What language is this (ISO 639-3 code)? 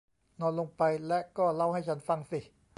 tha